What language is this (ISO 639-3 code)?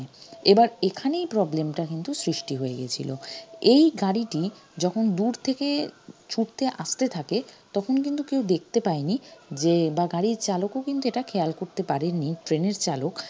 ben